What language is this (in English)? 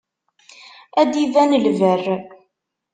Kabyle